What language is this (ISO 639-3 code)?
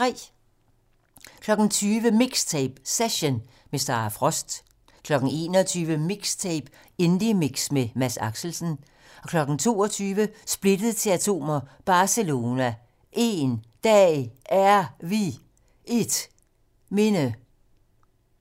dan